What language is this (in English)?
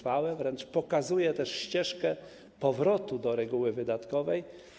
Polish